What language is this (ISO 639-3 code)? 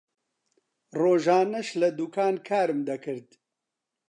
ckb